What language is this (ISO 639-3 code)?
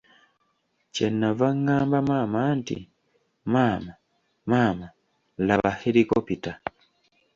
lug